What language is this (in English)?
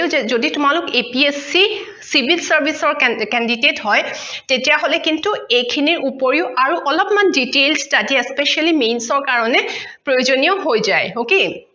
Assamese